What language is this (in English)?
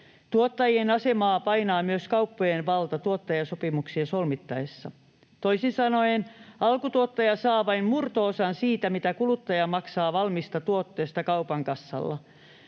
Finnish